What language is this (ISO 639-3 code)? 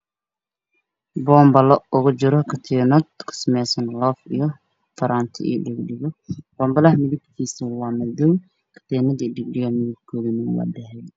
som